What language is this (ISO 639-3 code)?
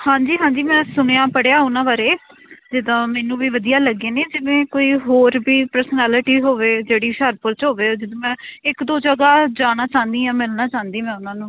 pan